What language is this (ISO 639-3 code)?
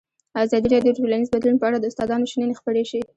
pus